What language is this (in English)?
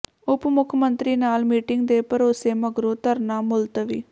Punjabi